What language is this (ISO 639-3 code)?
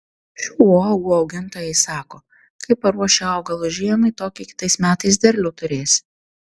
lit